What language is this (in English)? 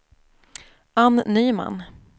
Swedish